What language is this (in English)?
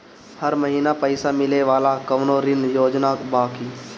Bhojpuri